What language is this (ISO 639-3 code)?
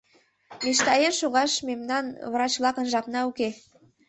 chm